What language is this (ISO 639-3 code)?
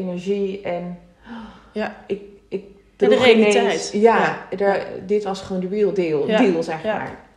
nld